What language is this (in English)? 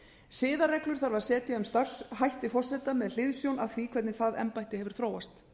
Icelandic